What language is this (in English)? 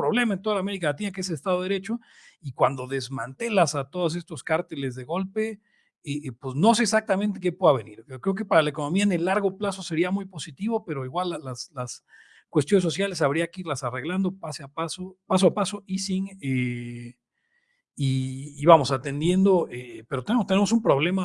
Spanish